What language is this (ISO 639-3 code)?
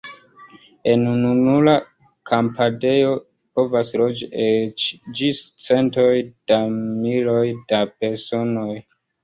epo